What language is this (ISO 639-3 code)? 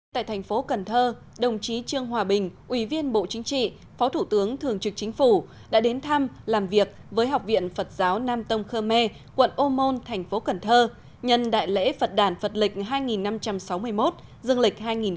vie